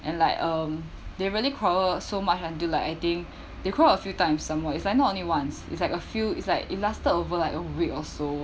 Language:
English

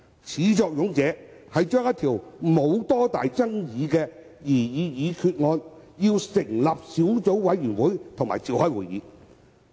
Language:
Cantonese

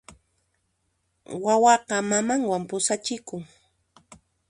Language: Puno Quechua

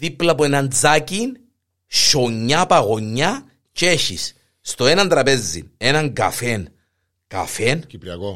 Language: Greek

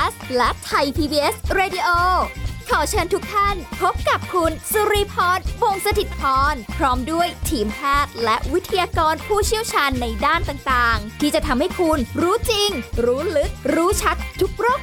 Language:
Thai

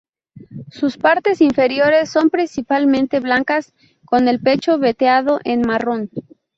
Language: Spanish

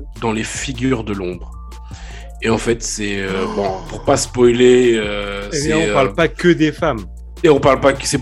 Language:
French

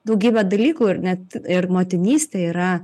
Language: Lithuanian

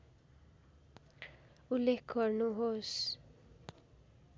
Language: Nepali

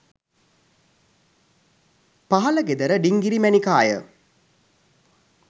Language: Sinhala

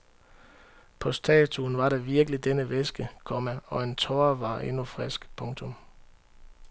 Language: Danish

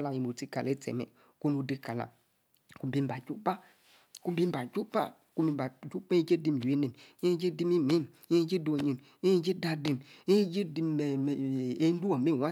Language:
Yace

